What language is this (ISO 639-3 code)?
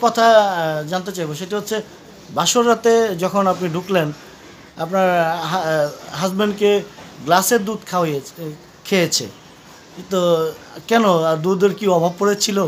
ben